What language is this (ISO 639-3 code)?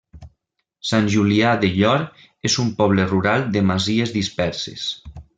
cat